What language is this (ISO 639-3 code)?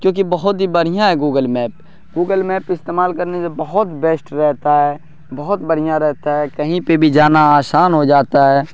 urd